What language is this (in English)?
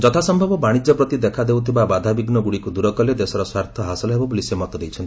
Odia